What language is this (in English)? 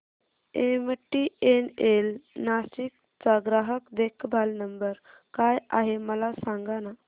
Marathi